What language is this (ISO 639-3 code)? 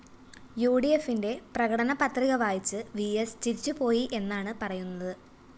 mal